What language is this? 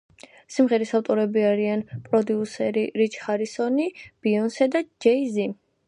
Georgian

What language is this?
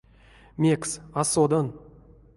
Erzya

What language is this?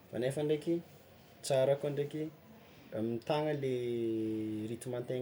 Tsimihety Malagasy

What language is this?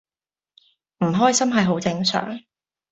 Cantonese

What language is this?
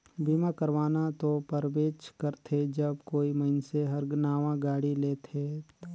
Chhattisgarhi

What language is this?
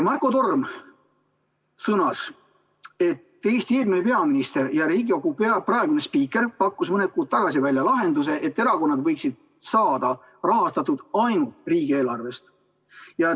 Estonian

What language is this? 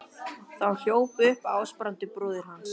Icelandic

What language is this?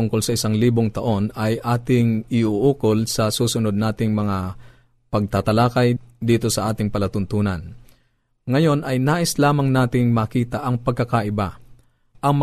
Filipino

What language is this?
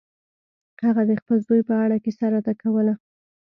Pashto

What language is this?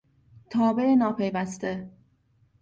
Persian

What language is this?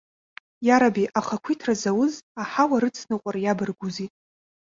Abkhazian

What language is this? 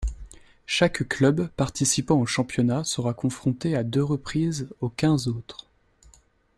French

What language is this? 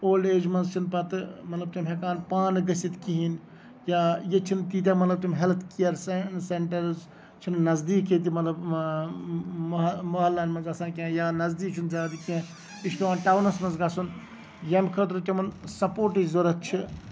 Kashmiri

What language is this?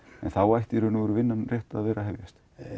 Icelandic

